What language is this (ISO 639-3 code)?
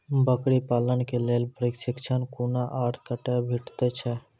mai